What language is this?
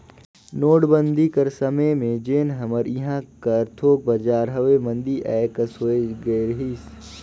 Chhattisgarhi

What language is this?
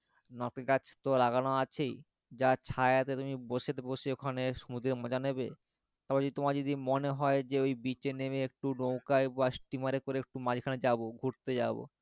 Bangla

